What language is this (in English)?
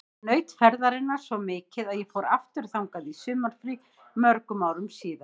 Icelandic